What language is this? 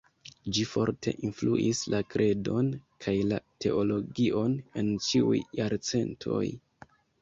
Esperanto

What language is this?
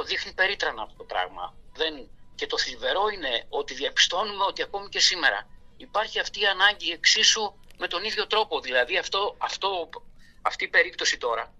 Greek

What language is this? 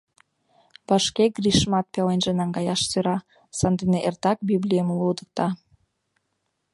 Mari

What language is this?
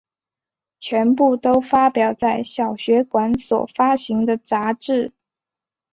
Chinese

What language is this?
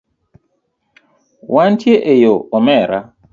Luo (Kenya and Tanzania)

